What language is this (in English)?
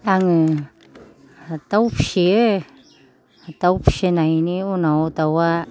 Bodo